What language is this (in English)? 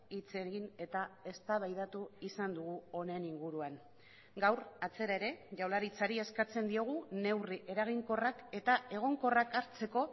Basque